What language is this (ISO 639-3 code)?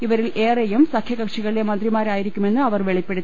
mal